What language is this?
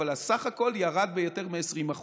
Hebrew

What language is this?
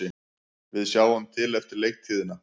Icelandic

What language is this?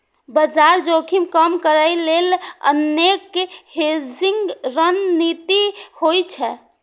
Maithili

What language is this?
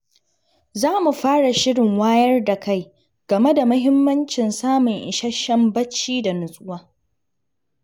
Hausa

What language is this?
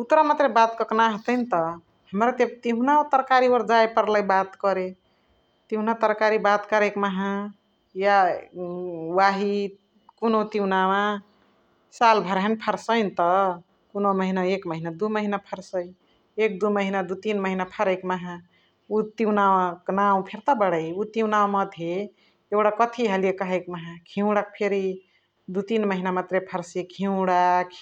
Chitwania Tharu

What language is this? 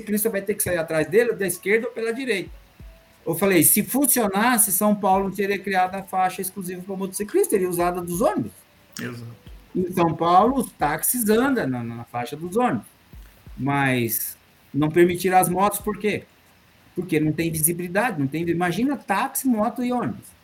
Portuguese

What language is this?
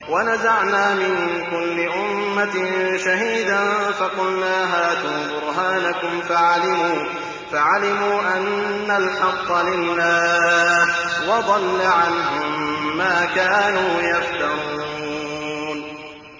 Arabic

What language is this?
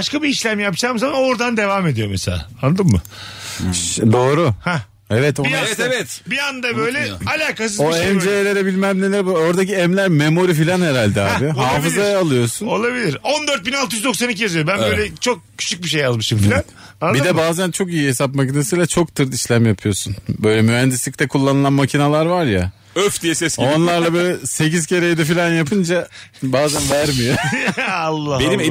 Turkish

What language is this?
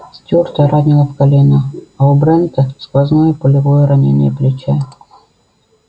Russian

